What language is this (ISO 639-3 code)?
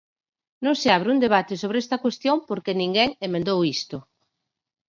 glg